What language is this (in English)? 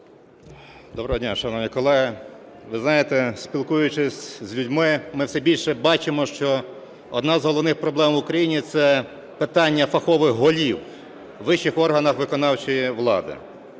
Ukrainian